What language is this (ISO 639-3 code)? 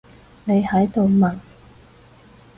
yue